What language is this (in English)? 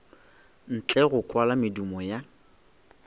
Northern Sotho